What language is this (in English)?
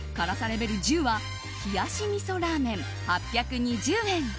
Japanese